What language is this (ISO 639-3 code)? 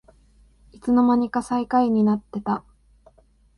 jpn